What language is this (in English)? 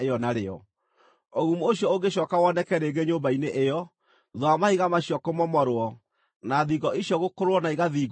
Kikuyu